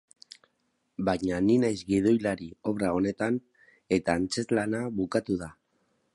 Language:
Basque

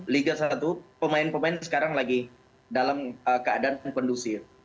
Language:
Indonesian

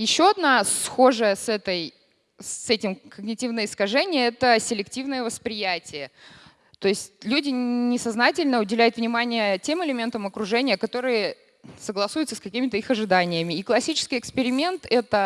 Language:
Russian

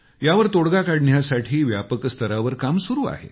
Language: Marathi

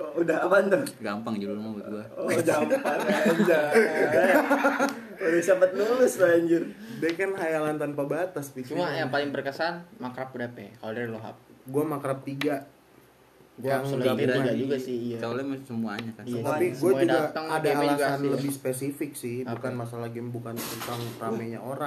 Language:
Indonesian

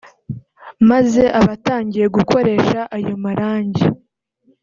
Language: Kinyarwanda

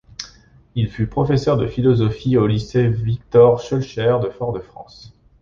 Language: French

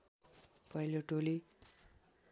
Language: Nepali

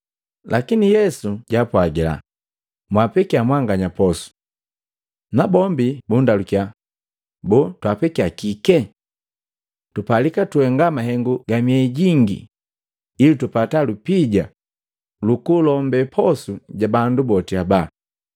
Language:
Matengo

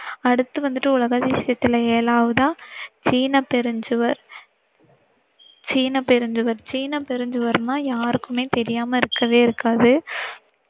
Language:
Tamil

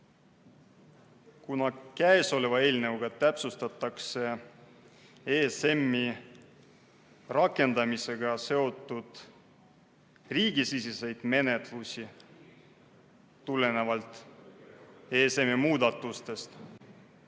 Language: Estonian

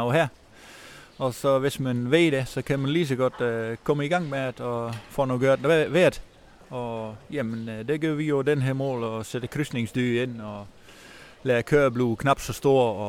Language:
Danish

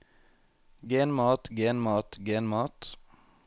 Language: Norwegian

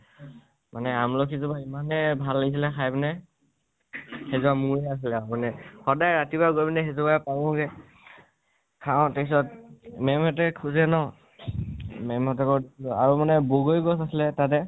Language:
Assamese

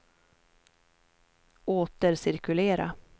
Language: Swedish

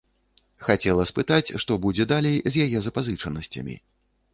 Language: Belarusian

